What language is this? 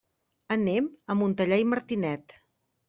Catalan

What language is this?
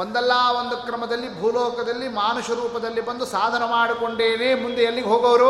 Kannada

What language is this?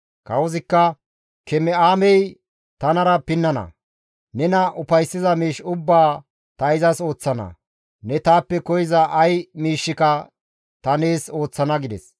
Gamo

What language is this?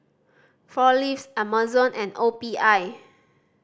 English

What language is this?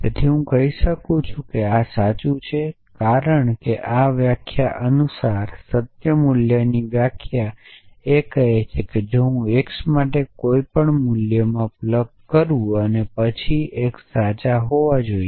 Gujarati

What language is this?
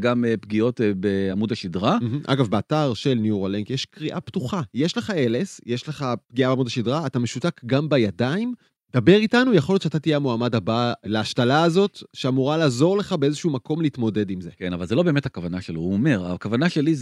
Hebrew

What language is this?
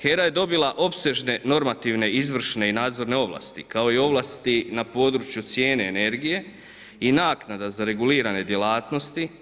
Croatian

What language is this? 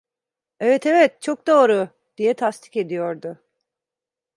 Turkish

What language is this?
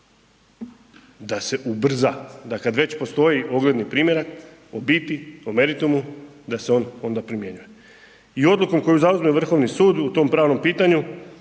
Croatian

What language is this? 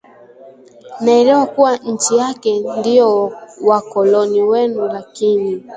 Swahili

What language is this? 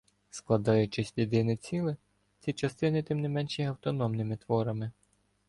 Ukrainian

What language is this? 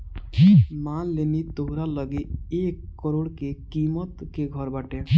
Bhojpuri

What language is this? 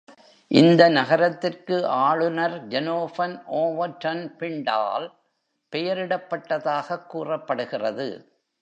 Tamil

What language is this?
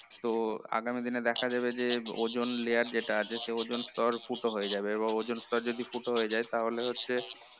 Bangla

